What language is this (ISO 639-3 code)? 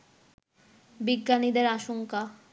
ben